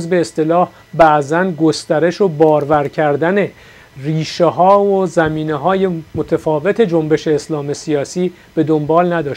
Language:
Persian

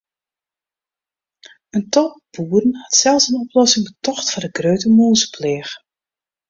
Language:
Western Frisian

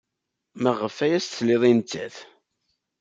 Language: Kabyle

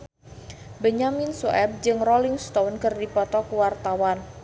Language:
Sundanese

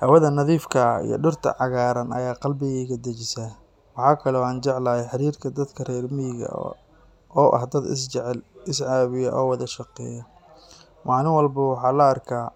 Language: Somali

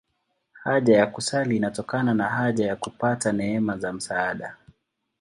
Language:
Swahili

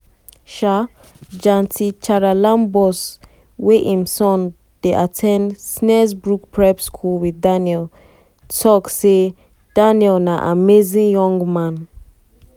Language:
Nigerian Pidgin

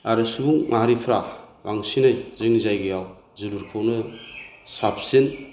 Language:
Bodo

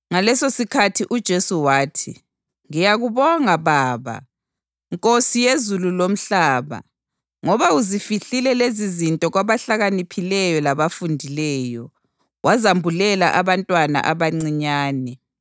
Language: North Ndebele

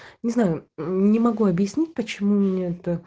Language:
Russian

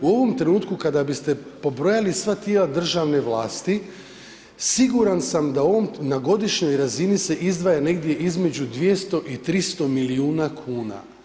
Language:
Croatian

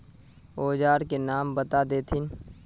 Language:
Magahi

